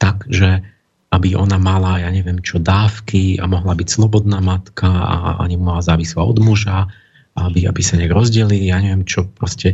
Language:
Slovak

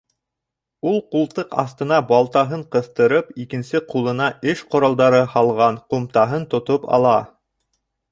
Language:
Bashkir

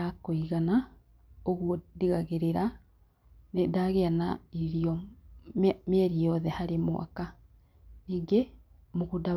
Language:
Kikuyu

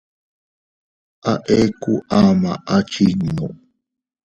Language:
Teutila Cuicatec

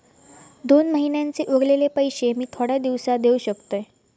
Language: Marathi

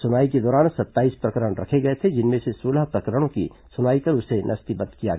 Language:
Hindi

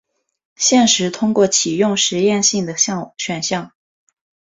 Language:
Chinese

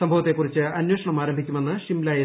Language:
Malayalam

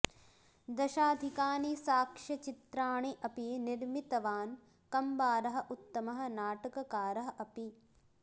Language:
Sanskrit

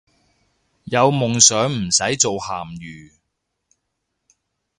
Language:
Cantonese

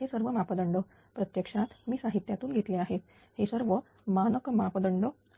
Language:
Marathi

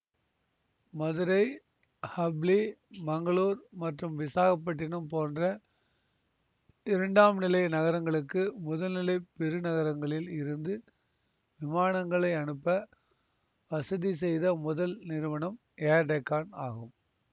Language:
Tamil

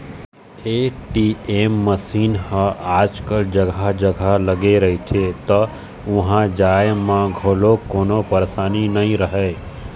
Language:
Chhattisgarhi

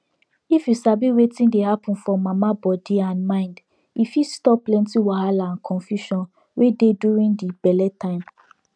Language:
Nigerian Pidgin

